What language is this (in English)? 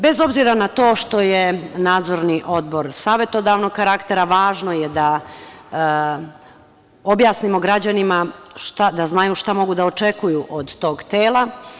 Serbian